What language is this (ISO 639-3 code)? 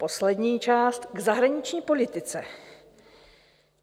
ces